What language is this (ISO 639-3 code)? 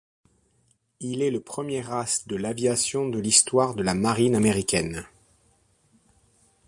fra